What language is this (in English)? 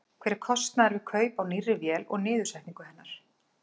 Icelandic